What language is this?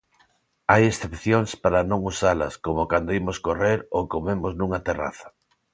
Galician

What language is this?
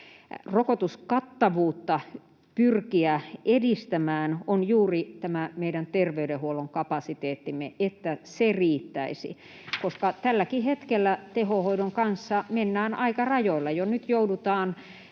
Finnish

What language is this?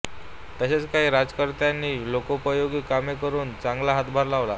Marathi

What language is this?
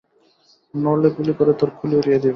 Bangla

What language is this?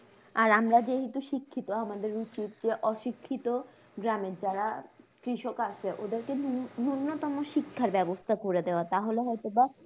Bangla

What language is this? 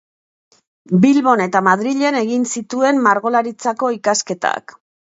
Basque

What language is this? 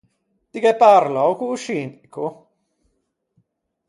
Ligurian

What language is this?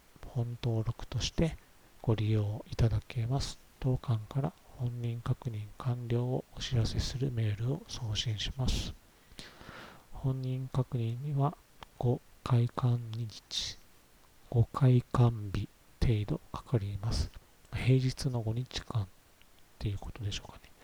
Japanese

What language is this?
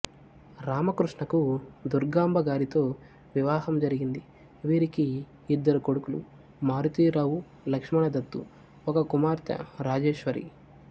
Telugu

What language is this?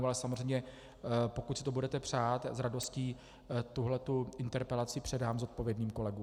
Czech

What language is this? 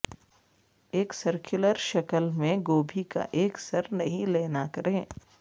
Urdu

